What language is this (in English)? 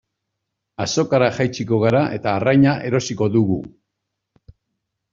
Basque